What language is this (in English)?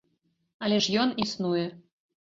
Belarusian